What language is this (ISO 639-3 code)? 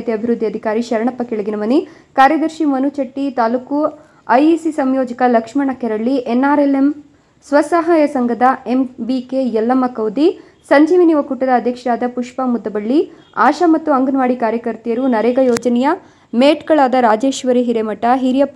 kan